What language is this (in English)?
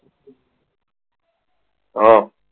Gujarati